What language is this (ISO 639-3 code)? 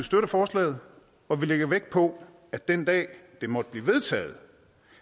dan